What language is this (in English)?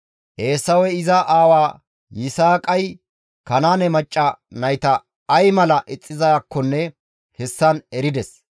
Gamo